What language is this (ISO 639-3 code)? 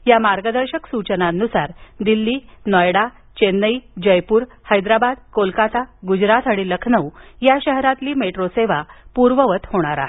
mar